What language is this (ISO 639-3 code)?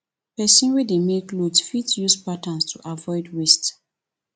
pcm